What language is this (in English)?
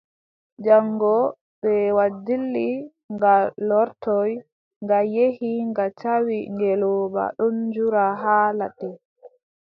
Adamawa Fulfulde